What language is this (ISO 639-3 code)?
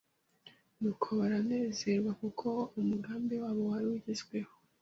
kin